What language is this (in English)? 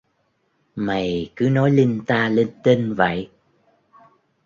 Vietnamese